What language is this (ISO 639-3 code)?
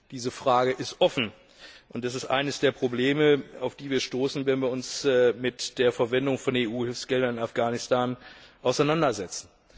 deu